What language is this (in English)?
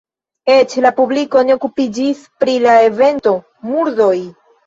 Esperanto